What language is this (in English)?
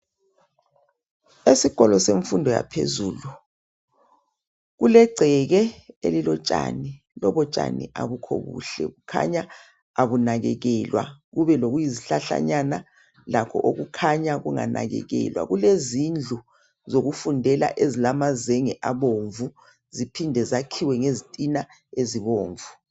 North Ndebele